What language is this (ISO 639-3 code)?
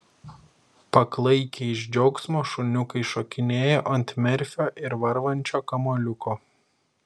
lit